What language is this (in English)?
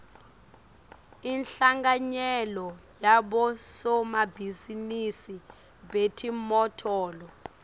Swati